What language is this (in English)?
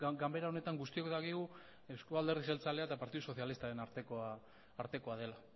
Basque